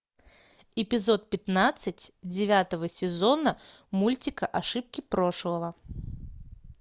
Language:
Russian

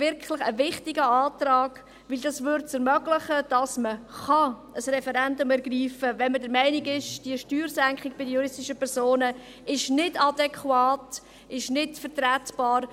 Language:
Swiss German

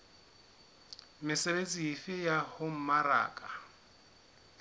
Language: Southern Sotho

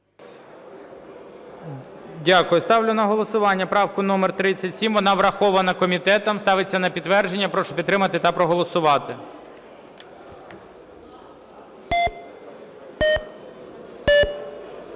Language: Ukrainian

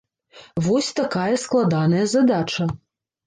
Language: Belarusian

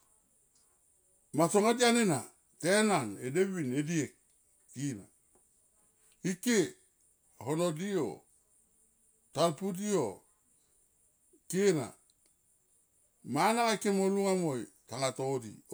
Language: Tomoip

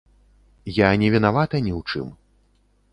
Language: Belarusian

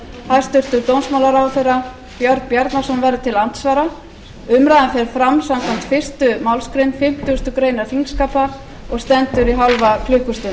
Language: Icelandic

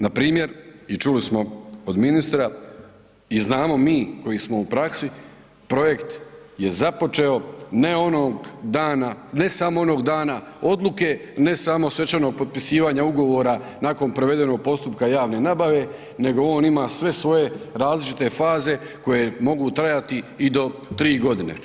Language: Croatian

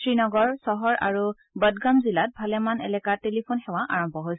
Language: Assamese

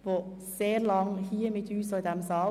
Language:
Swiss German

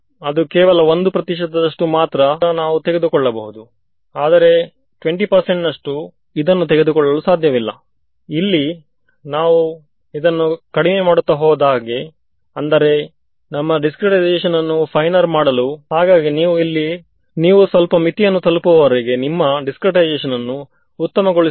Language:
Kannada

